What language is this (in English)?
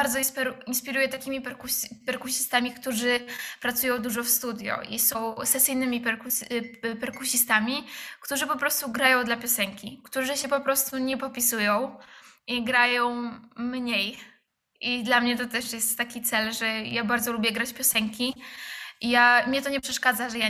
Polish